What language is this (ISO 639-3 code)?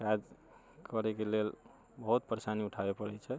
mai